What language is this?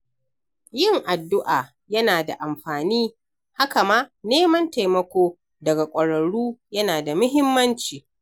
Hausa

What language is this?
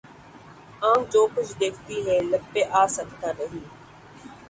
Urdu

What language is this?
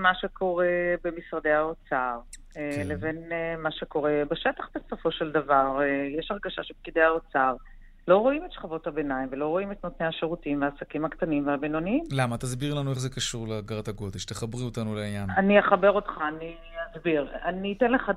Hebrew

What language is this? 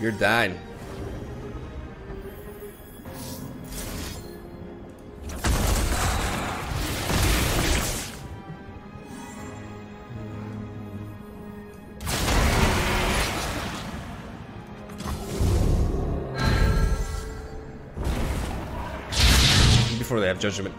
English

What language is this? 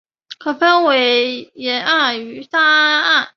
Chinese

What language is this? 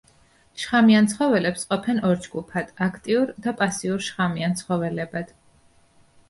Georgian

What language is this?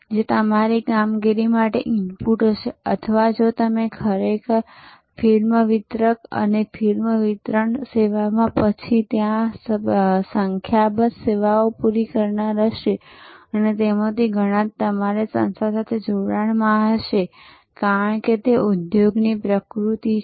Gujarati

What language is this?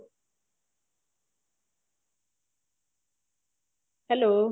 Punjabi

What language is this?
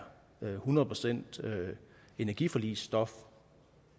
Danish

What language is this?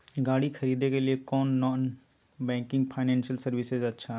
Magahi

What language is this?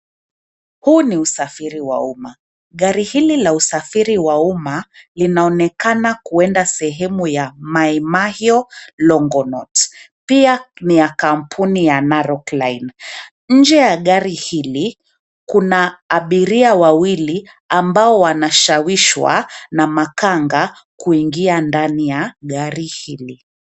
Swahili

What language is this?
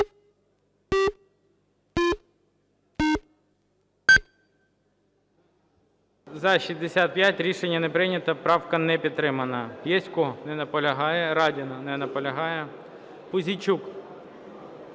Ukrainian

